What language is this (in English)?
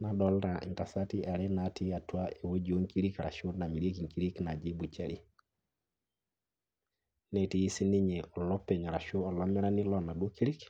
Masai